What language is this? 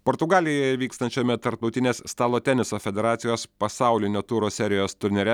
Lithuanian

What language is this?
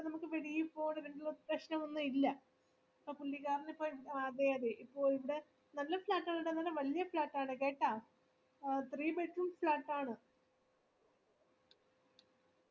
Malayalam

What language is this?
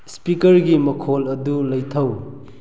Manipuri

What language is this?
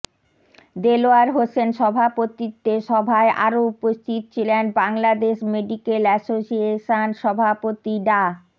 Bangla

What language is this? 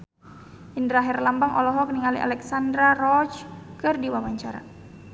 Sundanese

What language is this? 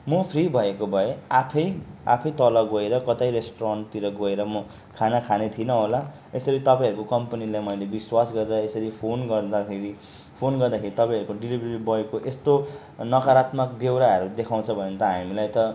Nepali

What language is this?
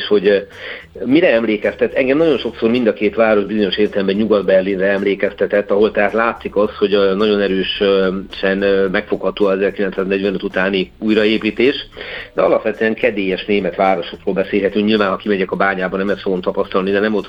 Hungarian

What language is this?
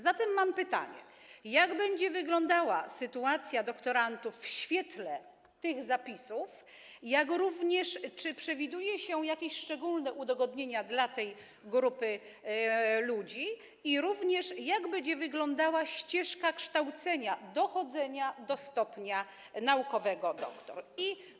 Polish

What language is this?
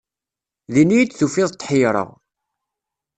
Kabyle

